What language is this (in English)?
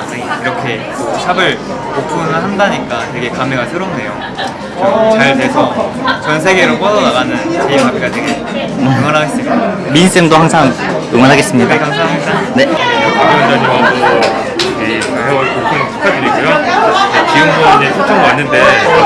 Korean